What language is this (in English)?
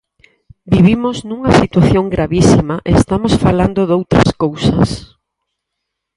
Galician